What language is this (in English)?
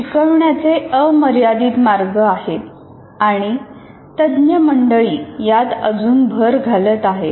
Marathi